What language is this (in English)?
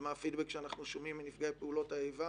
Hebrew